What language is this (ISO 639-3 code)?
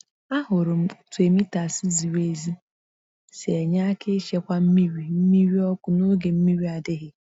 ibo